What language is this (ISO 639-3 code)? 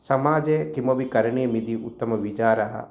san